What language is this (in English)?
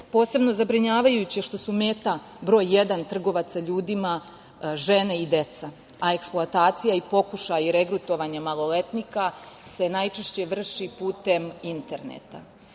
Serbian